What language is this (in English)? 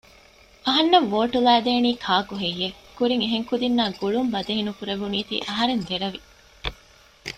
Divehi